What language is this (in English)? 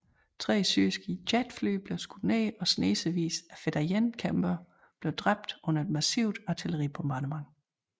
Danish